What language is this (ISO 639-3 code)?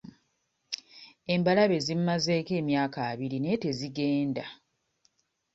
lug